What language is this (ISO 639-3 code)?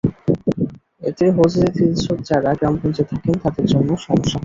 ben